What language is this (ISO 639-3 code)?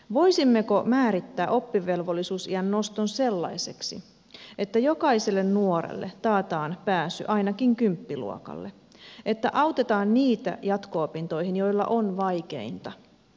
fin